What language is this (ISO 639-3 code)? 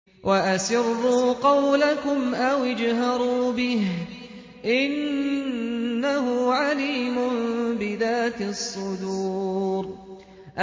ara